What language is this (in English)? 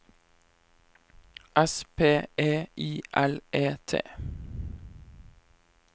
Norwegian